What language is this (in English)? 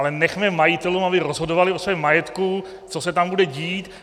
Czech